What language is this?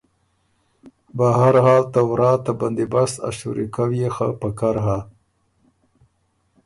Ormuri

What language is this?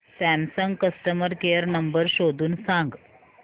Marathi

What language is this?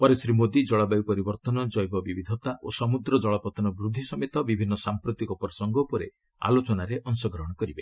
Odia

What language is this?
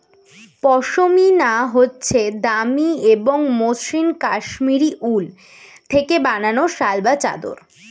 Bangla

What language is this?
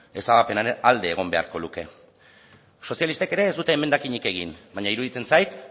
Basque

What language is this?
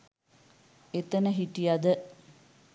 Sinhala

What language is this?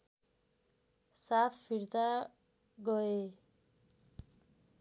Nepali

